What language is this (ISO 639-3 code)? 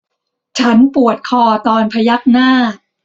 tha